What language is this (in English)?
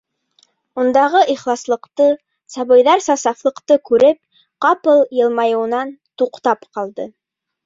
Bashkir